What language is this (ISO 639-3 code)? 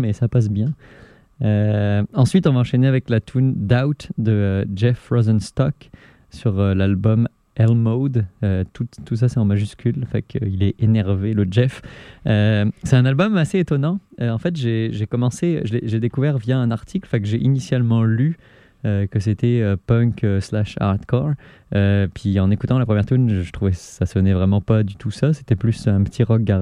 fra